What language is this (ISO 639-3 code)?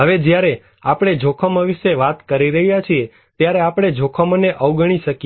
guj